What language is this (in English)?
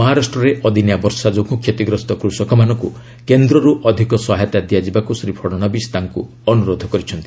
Odia